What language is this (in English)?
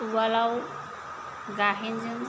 Bodo